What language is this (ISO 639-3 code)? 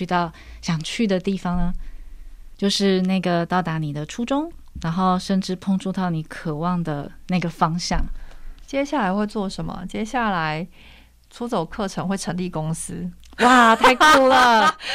zho